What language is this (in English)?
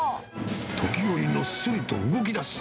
Japanese